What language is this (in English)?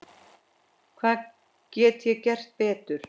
Icelandic